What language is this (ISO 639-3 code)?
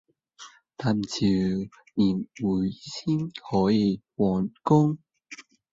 yue